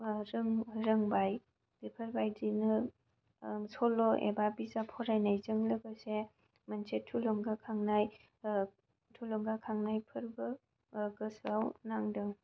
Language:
Bodo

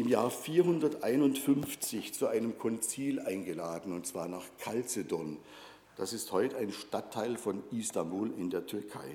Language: German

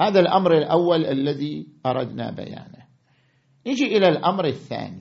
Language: Arabic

